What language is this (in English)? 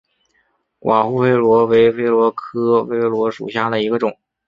Chinese